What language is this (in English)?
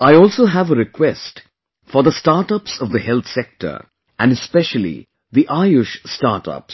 English